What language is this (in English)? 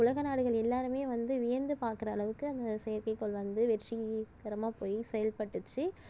Tamil